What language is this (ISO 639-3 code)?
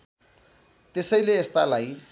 nep